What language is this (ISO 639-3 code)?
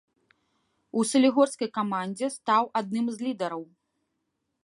bel